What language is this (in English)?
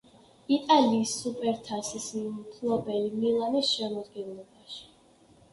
Georgian